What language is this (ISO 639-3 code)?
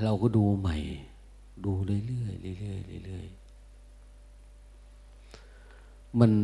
tha